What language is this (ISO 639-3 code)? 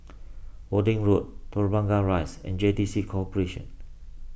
eng